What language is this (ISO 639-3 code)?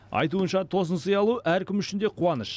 kaz